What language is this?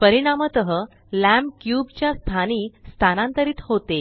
Marathi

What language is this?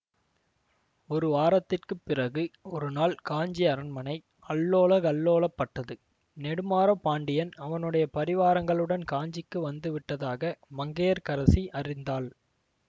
Tamil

